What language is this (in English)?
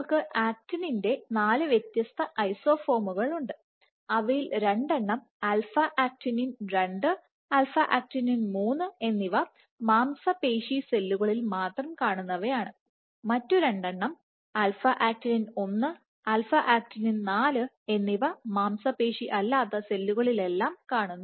Malayalam